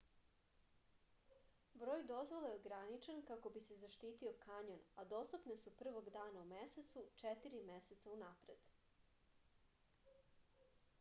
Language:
Serbian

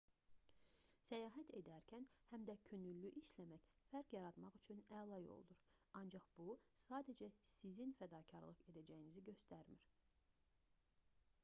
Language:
Azerbaijani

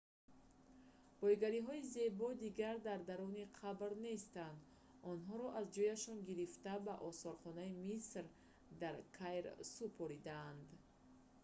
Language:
Tajik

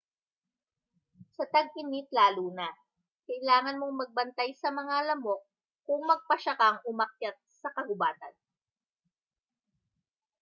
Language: Filipino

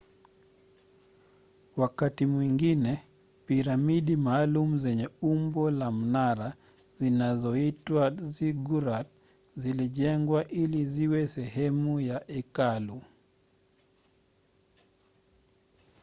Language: Swahili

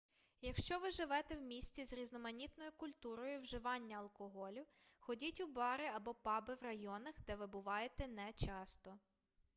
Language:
Ukrainian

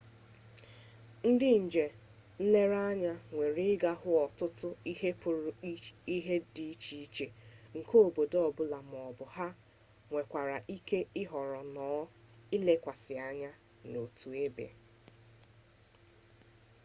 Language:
Igbo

